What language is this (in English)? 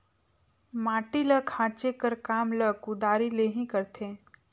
Chhattisgarhi